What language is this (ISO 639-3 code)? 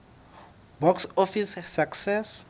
sot